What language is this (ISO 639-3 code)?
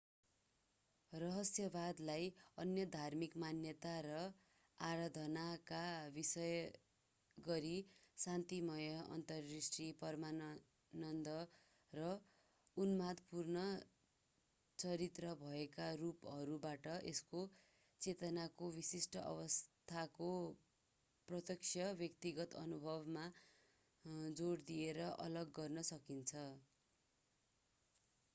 nep